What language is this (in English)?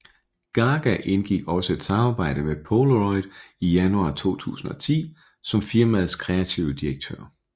Danish